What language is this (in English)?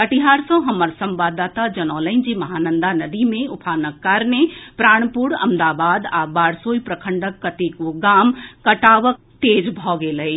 Maithili